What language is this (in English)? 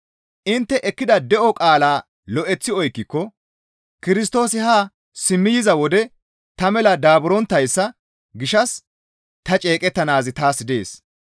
Gamo